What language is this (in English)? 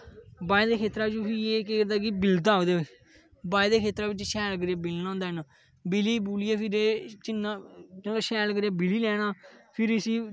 Dogri